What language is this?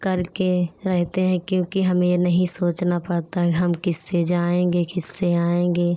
Hindi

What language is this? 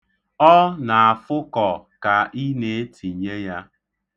Igbo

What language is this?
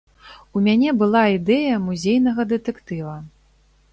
Belarusian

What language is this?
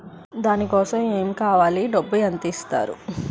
Telugu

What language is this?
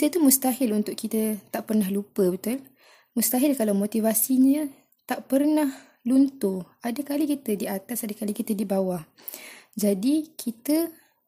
Malay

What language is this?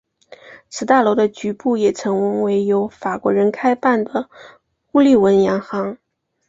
Chinese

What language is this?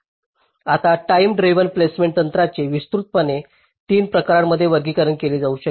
Marathi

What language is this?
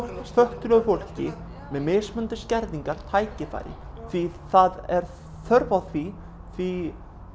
Icelandic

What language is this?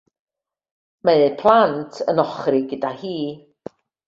Welsh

